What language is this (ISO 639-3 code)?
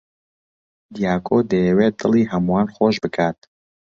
ckb